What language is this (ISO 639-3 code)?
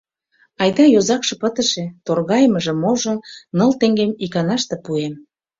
chm